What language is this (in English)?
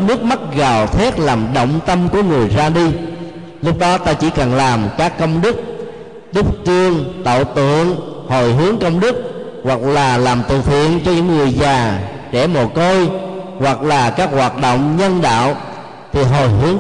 Vietnamese